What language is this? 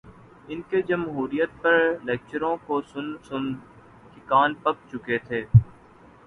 Urdu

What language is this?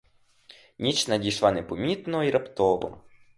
Ukrainian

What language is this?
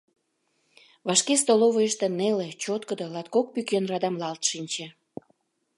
Mari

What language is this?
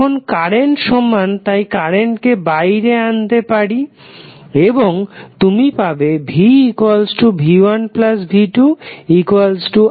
Bangla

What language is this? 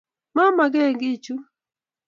Kalenjin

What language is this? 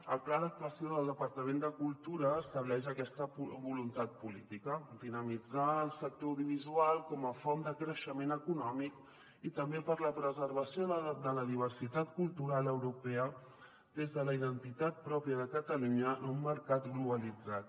Catalan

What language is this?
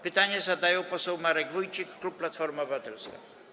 Polish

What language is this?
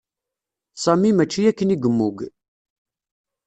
Kabyle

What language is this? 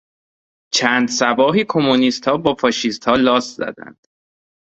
Persian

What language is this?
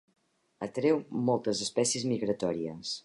Catalan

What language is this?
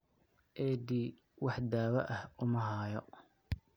Somali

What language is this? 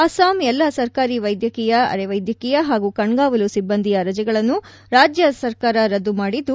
Kannada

